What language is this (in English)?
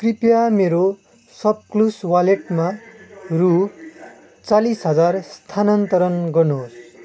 Nepali